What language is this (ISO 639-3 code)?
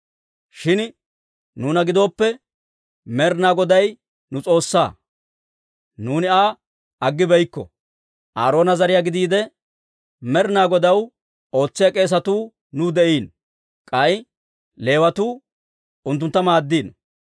dwr